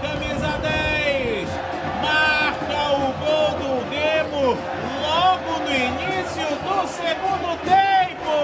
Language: Portuguese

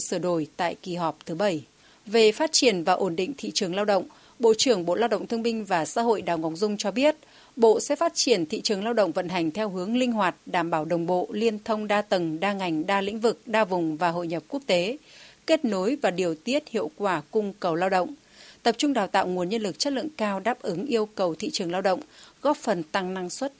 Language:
Vietnamese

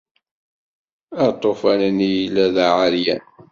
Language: Kabyle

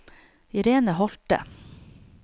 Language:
Norwegian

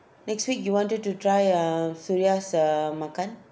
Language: English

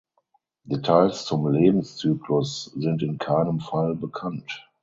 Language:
German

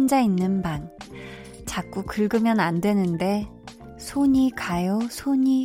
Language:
Korean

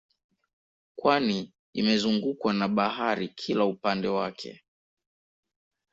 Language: Swahili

